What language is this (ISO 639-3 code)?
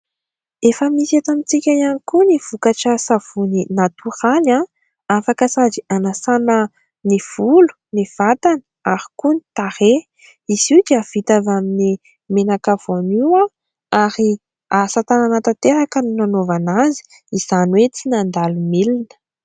mlg